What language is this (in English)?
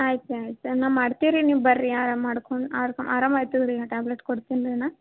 Kannada